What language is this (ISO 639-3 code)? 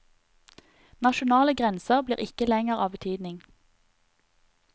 nor